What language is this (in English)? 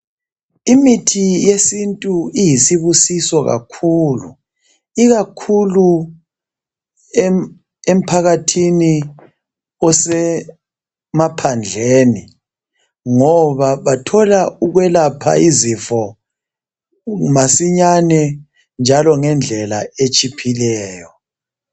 North Ndebele